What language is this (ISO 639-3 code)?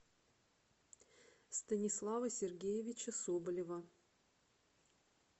rus